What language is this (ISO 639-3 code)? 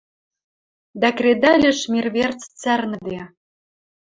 mrj